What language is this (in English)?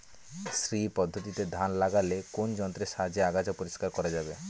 Bangla